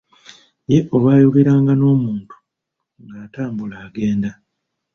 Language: Ganda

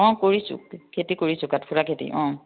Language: Assamese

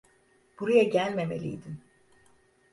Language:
Turkish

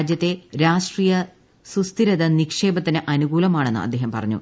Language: Malayalam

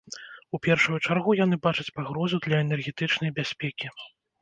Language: Belarusian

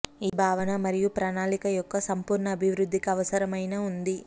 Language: Telugu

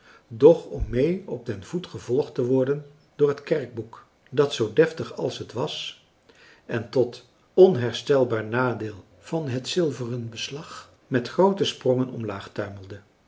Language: Dutch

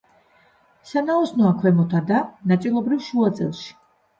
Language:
Georgian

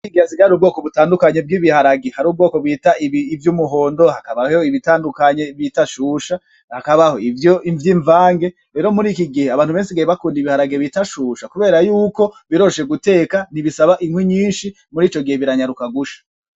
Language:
Rundi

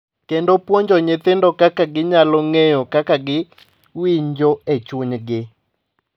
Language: Luo (Kenya and Tanzania)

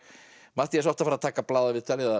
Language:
Icelandic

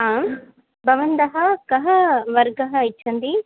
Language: Sanskrit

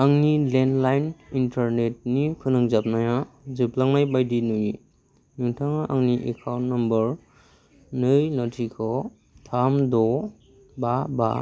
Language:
Bodo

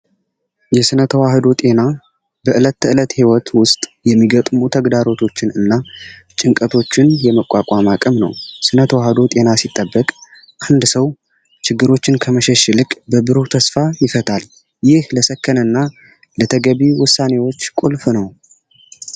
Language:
Amharic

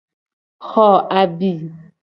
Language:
Gen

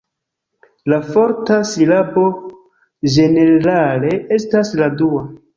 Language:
Esperanto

